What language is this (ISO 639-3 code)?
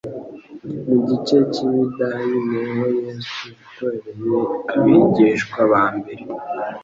kin